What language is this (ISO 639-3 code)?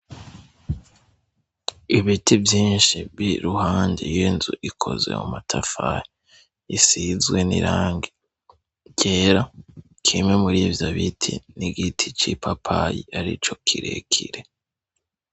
run